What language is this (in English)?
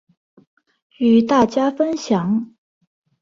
Chinese